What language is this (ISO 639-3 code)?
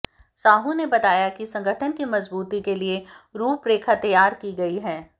hin